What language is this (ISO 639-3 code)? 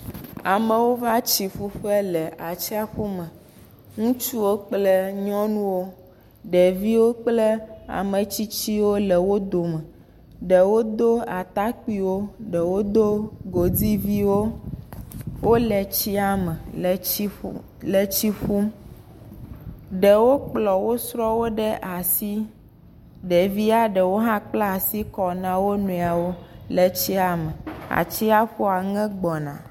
ewe